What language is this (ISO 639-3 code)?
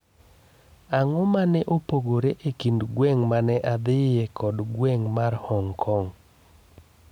luo